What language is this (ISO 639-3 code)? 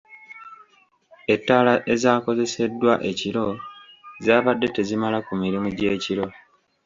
lug